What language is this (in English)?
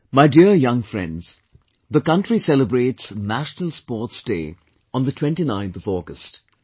English